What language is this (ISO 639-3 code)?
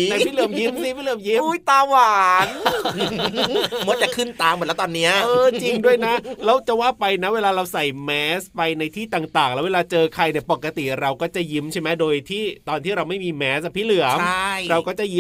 tha